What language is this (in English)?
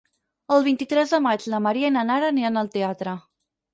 Catalan